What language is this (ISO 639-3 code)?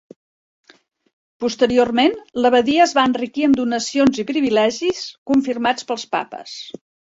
cat